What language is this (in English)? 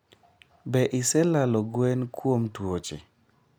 Luo (Kenya and Tanzania)